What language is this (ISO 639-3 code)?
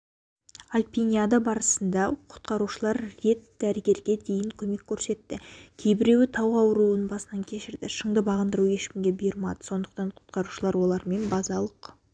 kaz